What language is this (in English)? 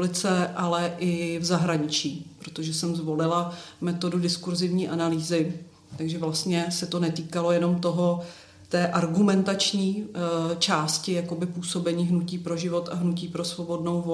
Czech